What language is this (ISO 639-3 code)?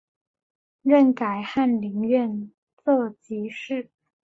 zho